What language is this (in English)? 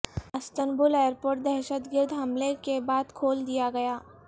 Urdu